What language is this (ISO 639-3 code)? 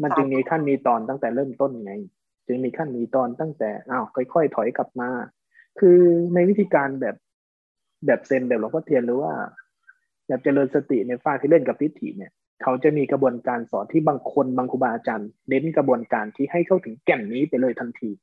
tha